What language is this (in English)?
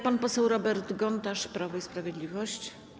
Polish